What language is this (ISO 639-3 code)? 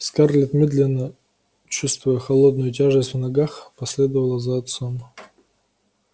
rus